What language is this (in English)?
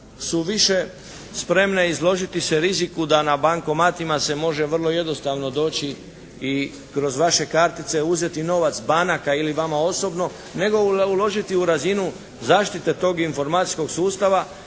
Croatian